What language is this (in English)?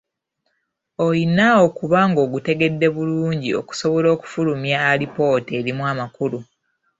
Ganda